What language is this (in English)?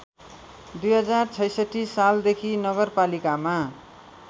Nepali